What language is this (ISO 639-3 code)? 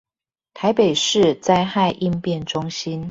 zho